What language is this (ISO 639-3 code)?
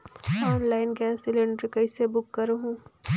hne